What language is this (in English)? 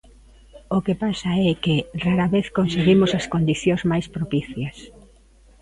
Galician